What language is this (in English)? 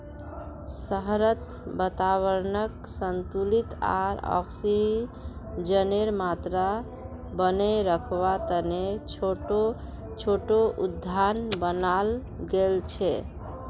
Magahi